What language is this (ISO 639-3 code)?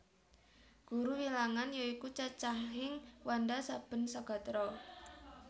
jav